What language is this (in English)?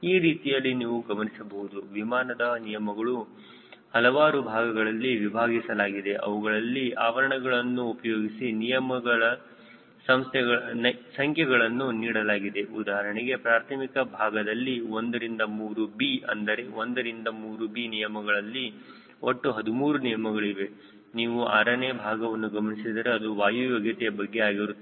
Kannada